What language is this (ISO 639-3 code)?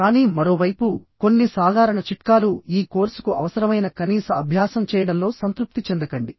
tel